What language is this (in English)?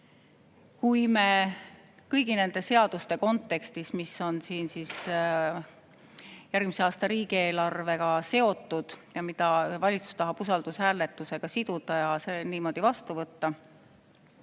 Estonian